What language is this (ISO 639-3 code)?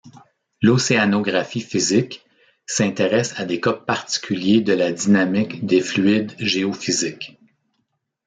fra